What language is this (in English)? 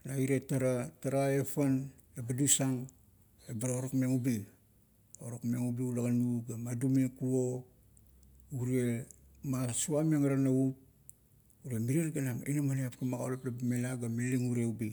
Kuot